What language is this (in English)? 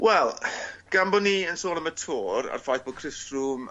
Welsh